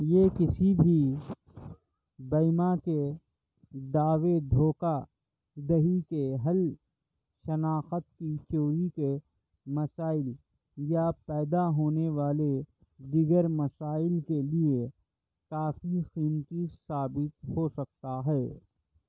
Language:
Urdu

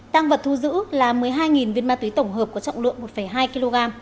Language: Vietnamese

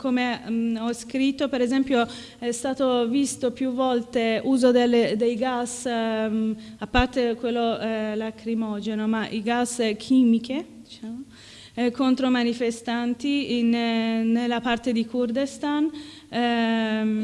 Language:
Italian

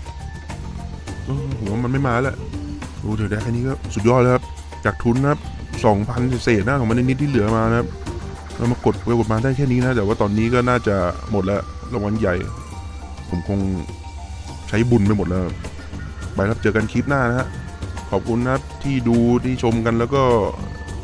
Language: Thai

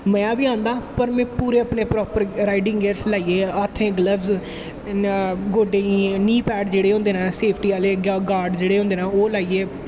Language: Dogri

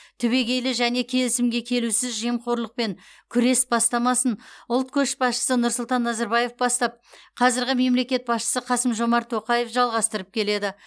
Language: Kazakh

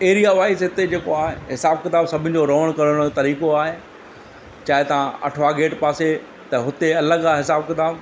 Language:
Sindhi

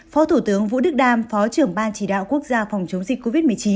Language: Vietnamese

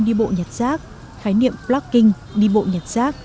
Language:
Vietnamese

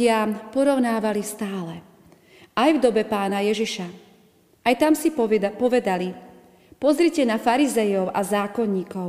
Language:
Slovak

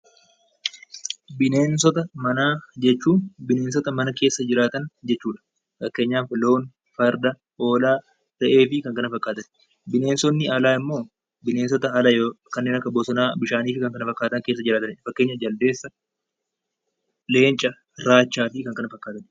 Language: Oromo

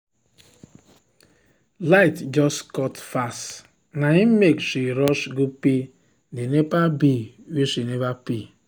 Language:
Nigerian Pidgin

